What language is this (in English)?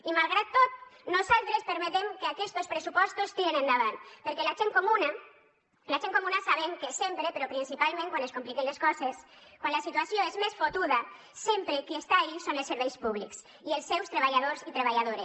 Catalan